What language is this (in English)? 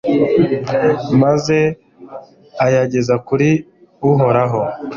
Kinyarwanda